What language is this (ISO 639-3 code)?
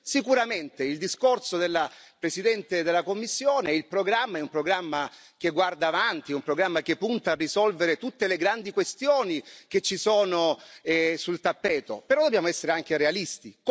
ita